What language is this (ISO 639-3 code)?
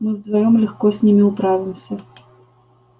rus